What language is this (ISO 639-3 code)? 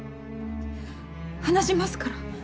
jpn